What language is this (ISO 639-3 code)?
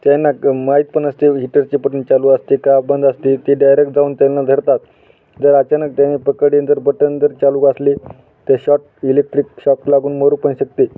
mar